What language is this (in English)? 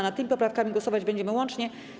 Polish